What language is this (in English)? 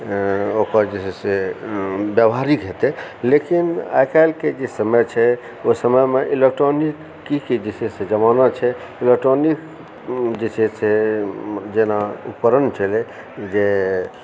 Maithili